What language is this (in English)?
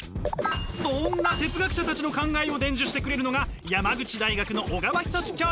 Japanese